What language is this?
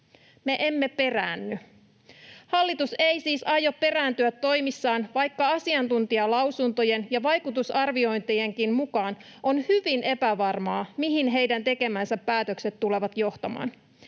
Finnish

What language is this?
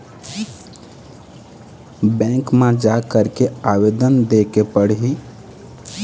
Chhattisgarhi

